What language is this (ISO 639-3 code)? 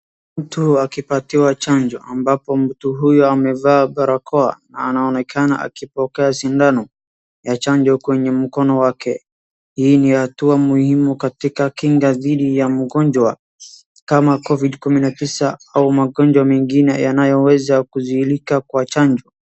swa